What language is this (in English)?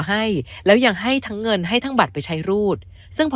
Thai